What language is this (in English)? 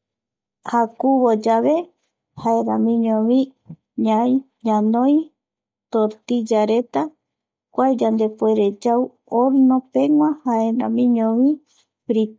Eastern Bolivian Guaraní